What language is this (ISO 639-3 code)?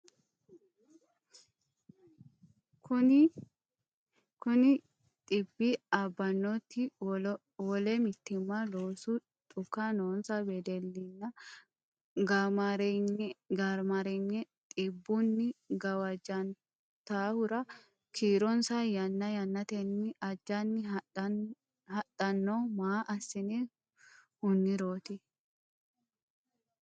sid